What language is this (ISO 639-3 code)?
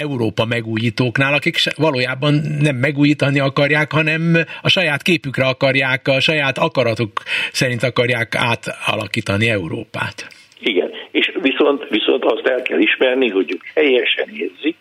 hun